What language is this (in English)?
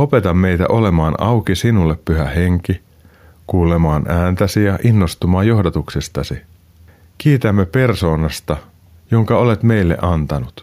Finnish